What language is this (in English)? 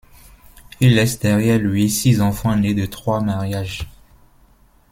French